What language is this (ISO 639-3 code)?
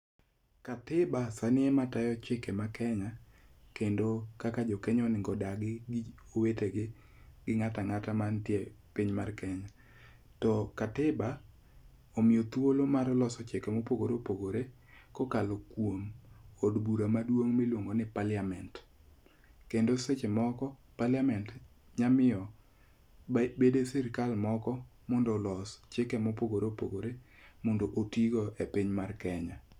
luo